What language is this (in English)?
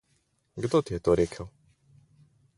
Slovenian